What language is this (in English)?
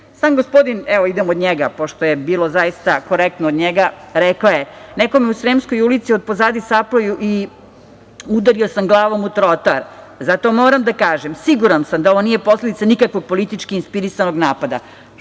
Serbian